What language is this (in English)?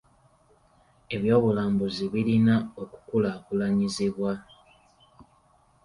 Ganda